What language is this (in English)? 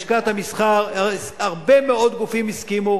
Hebrew